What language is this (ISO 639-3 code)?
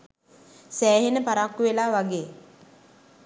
sin